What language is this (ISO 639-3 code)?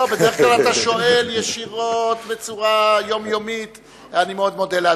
heb